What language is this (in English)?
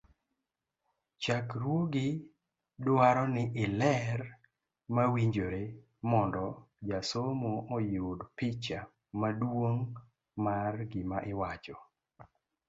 Luo (Kenya and Tanzania)